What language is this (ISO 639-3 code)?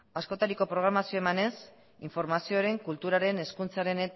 eus